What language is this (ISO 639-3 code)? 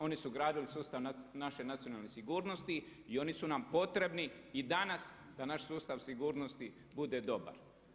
hrv